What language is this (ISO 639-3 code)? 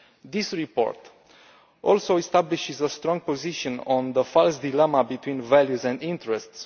eng